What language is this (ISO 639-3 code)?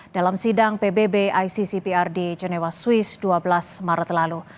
ind